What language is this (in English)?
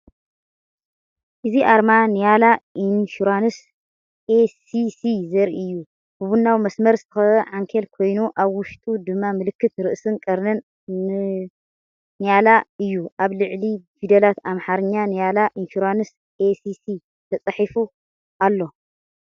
Tigrinya